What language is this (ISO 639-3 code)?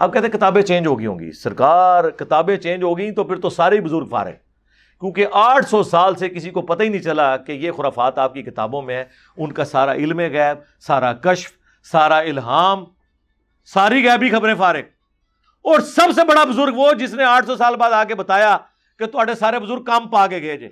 urd